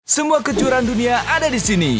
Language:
Indonesian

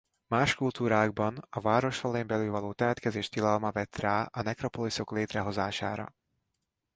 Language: Hungarian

